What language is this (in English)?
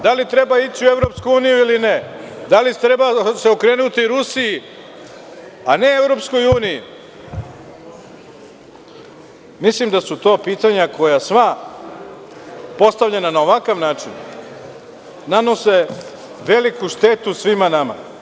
Serbian